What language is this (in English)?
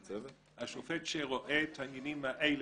Hebrew